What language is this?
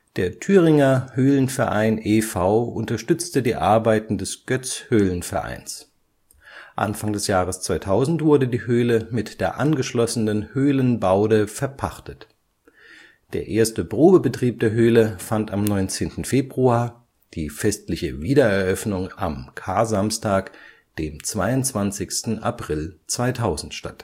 German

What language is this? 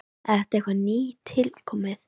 Icelandic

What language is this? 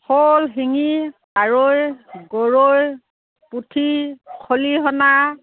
Assamese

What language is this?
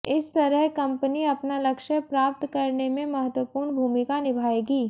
Hindi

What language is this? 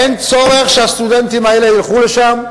Hebrew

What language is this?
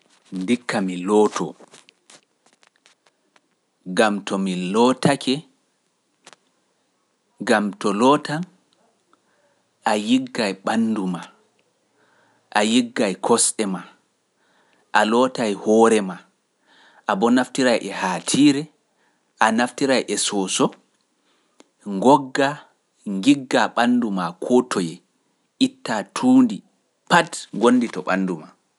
Pular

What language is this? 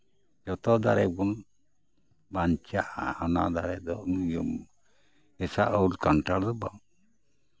Santali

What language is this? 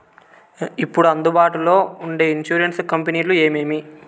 Telugu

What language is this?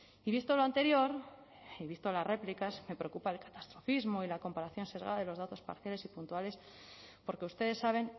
Spanish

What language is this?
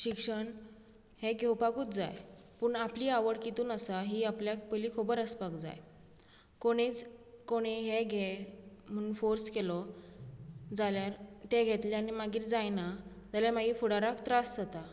Konkani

